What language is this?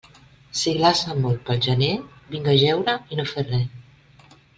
Catalan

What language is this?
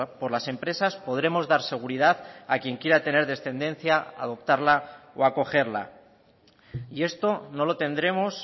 Spanish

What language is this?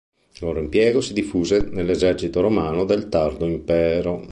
Italian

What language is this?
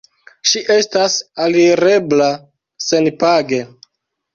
Esperanto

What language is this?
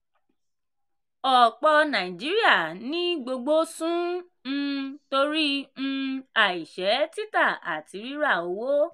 Yoruba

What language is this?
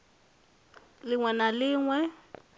Venda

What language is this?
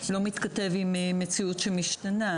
Hebrew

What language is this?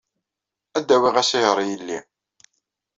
Kabyle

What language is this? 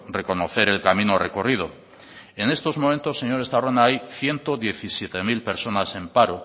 Spanish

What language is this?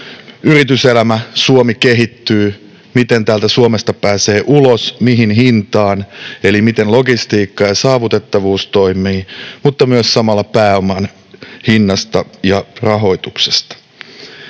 Finnish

